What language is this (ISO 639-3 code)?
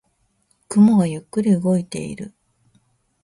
jpn